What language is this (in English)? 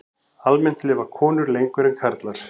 Icelandic